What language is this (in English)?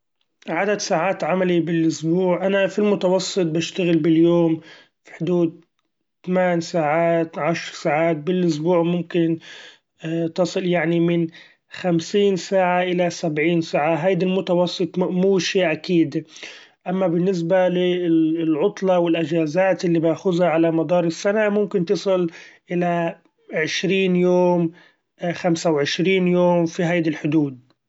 Gulf Arabic